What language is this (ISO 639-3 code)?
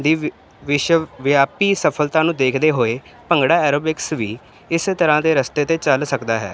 pan